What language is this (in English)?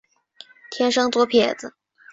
Chinese